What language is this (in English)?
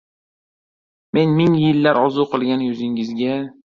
Uzbek